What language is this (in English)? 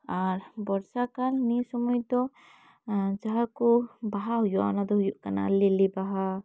Santali